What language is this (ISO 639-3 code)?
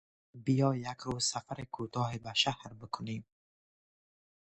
fas